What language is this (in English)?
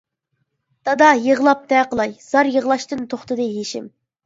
Uyghur